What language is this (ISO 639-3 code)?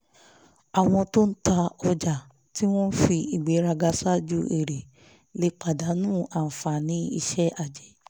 yor